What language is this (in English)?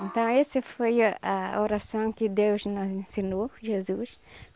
Portuguese